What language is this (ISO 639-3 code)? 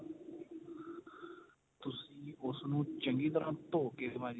pan